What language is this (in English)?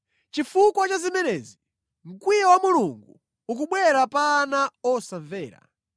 Nyanja